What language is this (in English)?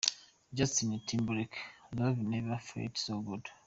Kinyarwanda